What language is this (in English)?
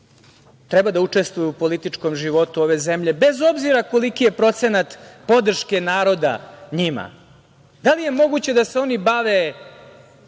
Serbian